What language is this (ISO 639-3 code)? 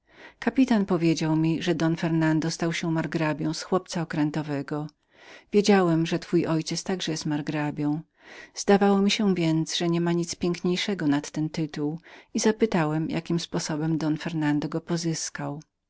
pol